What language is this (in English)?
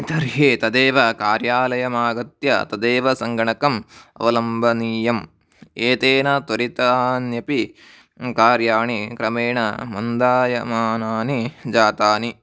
Sanskrit